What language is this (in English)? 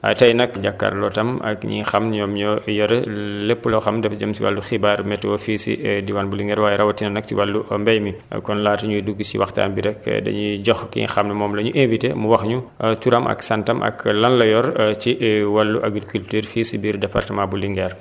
Wolof